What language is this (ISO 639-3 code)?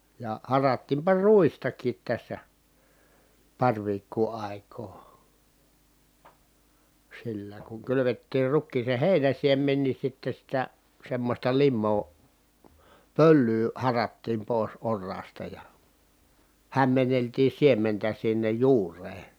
fin